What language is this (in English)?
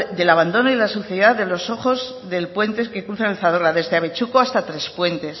Spanish